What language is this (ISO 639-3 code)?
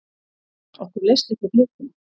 isl